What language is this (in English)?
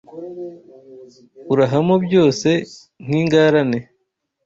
Kinyarwanda